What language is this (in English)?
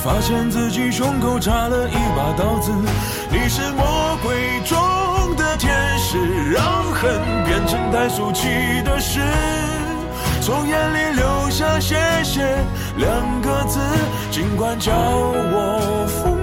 Chinese